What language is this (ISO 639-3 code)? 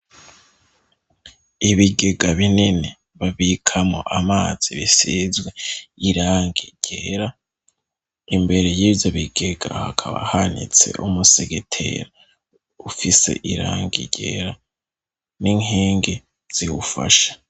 run